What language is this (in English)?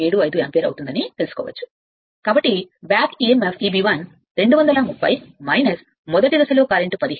Telugu